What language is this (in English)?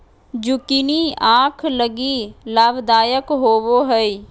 Magahi